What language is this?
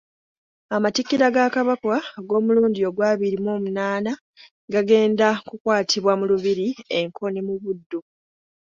Ganda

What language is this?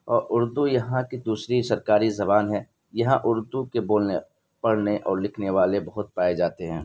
Urdu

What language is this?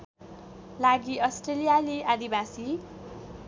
Nepali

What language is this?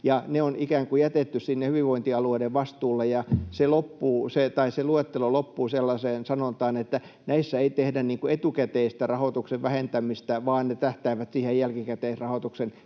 Finnish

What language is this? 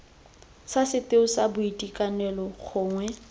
Tswana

